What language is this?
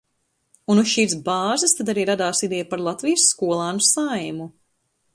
Latvian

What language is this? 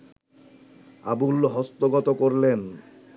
Bangla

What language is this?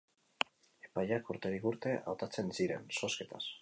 Basque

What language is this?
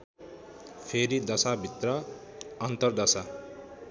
Nepali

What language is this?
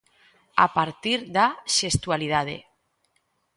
Galician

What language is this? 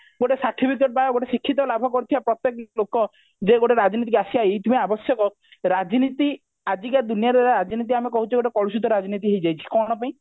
Odia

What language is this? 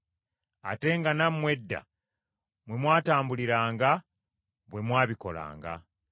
Ganda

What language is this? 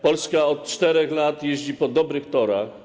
Polish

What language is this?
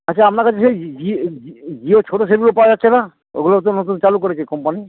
Bangla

